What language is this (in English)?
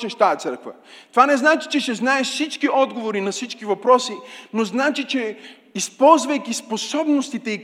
Bulgarian